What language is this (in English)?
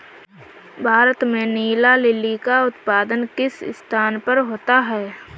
Hindi